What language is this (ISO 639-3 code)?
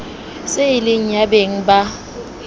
sot